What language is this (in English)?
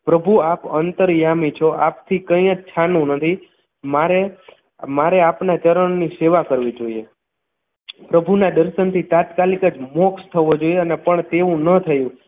Gujarati